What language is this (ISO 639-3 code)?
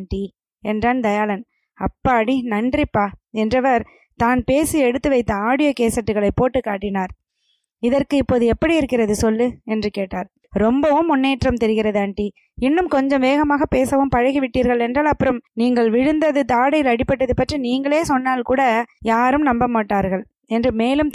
tam